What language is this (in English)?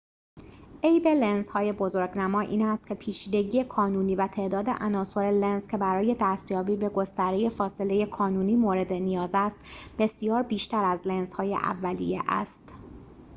Persian